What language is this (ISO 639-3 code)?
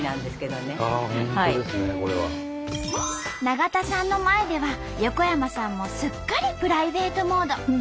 jpn